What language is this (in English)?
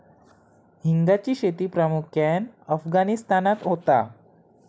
Marathi